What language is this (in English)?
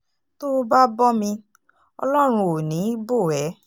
Yoruba